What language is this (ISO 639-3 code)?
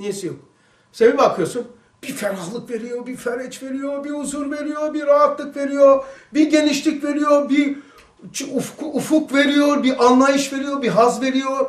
tur